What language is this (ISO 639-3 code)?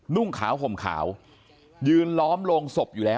tha